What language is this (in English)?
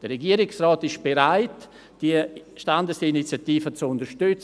Swiss German